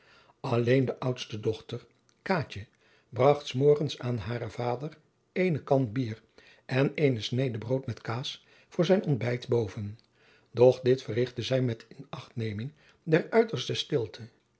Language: Dutch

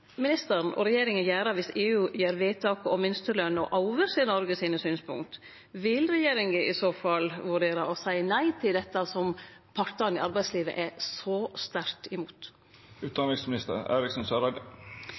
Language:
Norwegian Nynorsk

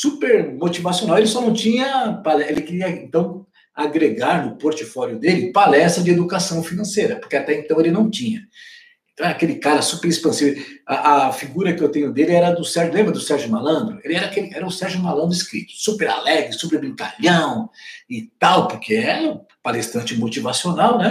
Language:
Portuguese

